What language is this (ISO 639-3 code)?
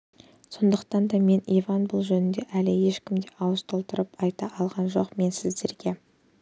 kaz